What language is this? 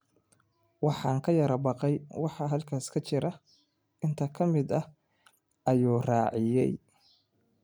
Somali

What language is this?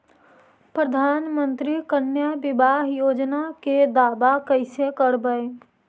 Magahi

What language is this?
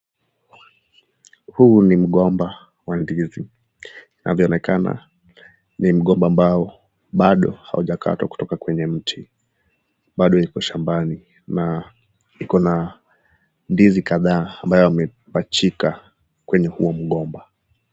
Swahili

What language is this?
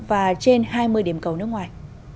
Vietnamese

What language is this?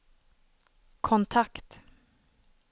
Swedish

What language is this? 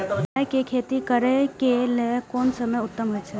Maithili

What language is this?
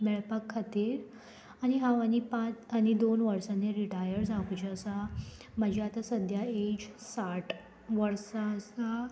Konkani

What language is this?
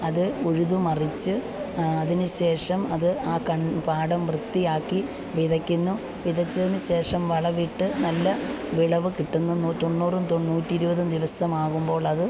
Malayalam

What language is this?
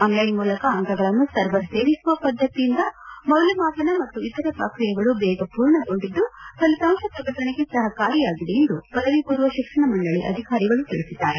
Kannada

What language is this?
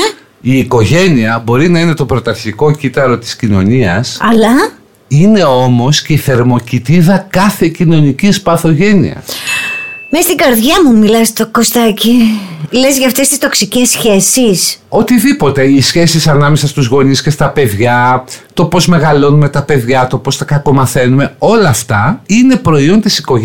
Greek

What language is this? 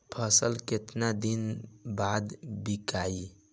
Bhojpuri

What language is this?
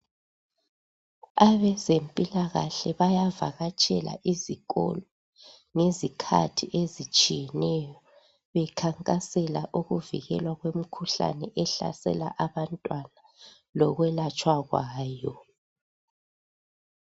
North Ndebele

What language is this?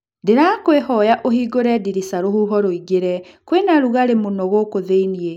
Kikuyu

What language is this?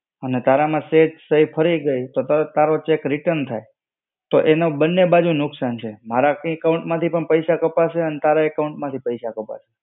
Gujarati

